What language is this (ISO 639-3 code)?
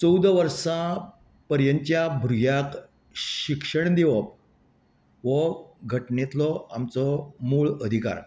kok